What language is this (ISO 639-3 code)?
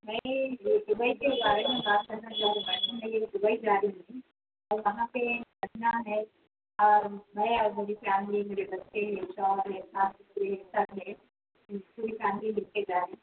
urd